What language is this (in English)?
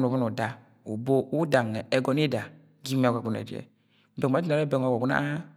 Agwagwune